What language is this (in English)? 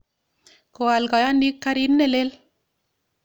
Kalenjin